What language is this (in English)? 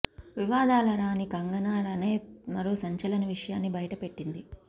Telugu